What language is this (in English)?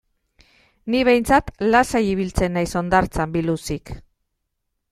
Basque